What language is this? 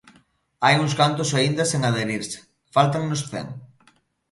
Galician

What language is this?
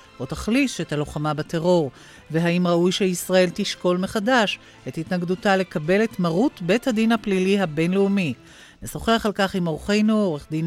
Hebrew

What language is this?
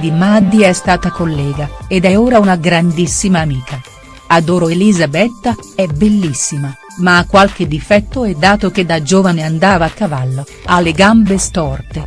Italian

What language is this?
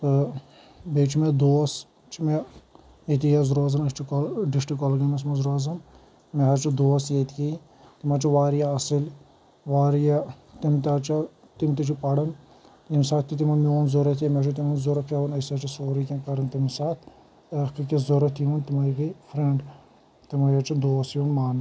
Kashmiri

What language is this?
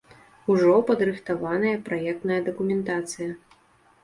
Belarusian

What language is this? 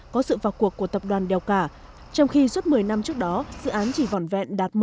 Vietnamese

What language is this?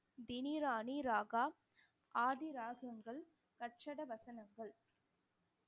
Tamil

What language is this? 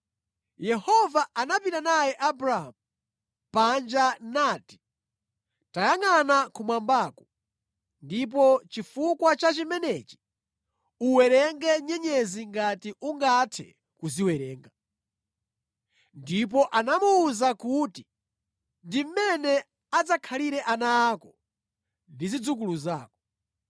Nyanja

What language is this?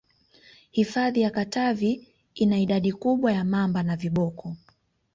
Swahili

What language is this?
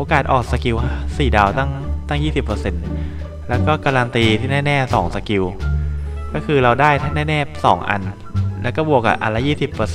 Thai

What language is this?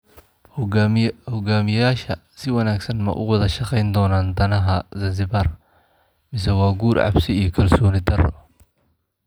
Somali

